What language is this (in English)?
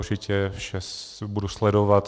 Czech